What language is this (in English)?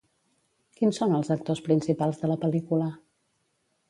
Catalan